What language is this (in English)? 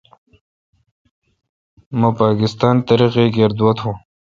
Kalkoti